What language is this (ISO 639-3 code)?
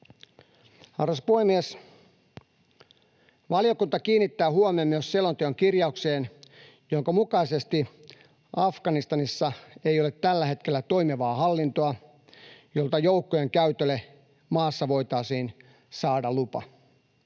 fin